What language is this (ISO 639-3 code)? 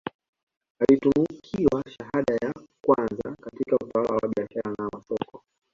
swa